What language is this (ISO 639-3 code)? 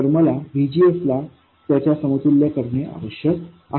mar